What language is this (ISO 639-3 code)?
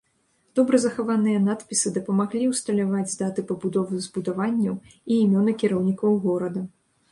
bel